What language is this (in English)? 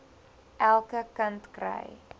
Afrikaans